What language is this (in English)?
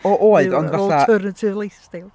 Welsh